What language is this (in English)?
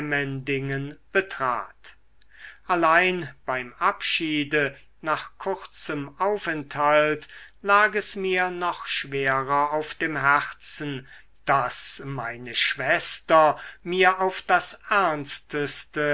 German